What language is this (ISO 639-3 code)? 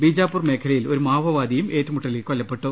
mal